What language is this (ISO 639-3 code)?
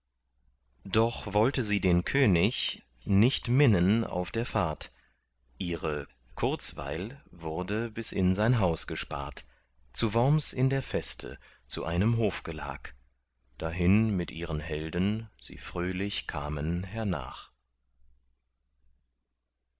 deu